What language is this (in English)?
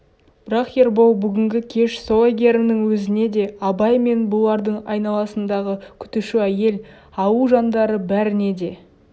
Kazakh